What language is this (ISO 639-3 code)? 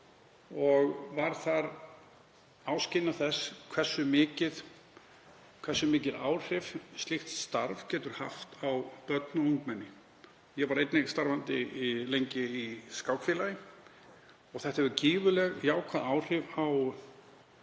isl